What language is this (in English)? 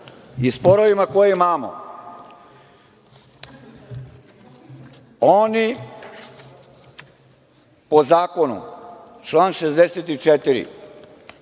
Serbian